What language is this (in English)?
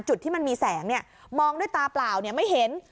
Thai